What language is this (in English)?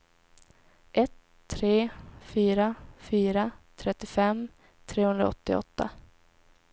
Swedish